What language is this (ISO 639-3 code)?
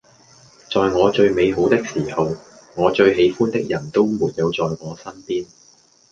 yue